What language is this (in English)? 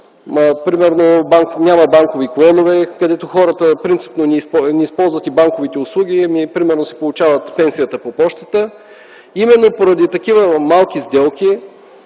Bulgarian